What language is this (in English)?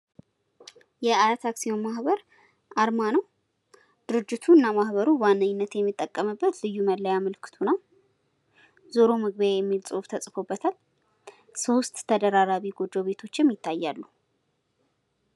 Amharic